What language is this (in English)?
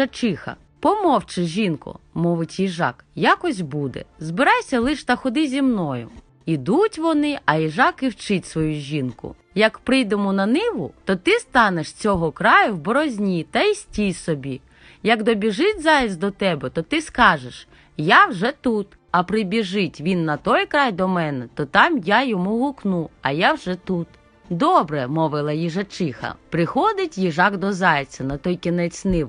Ukrainian